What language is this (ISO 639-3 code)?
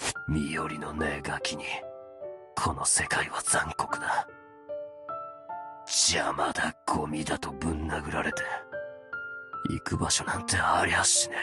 jpn